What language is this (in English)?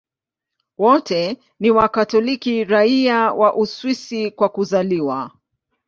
Swahili